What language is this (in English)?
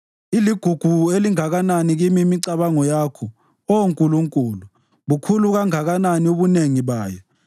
North Ndebele